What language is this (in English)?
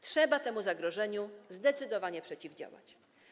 Polish